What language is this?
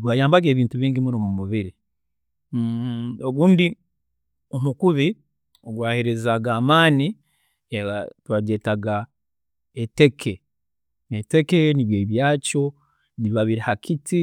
Tooro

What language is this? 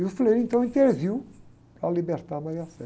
Portuguese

